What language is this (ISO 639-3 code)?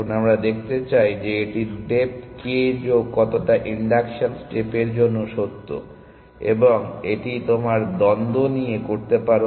ben